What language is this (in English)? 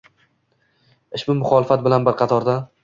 Uzbek